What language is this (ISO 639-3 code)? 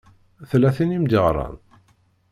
kab